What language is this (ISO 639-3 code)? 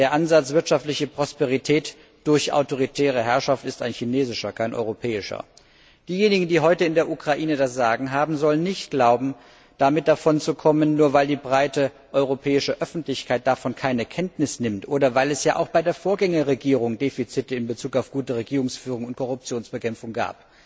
deu